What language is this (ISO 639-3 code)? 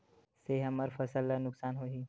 hne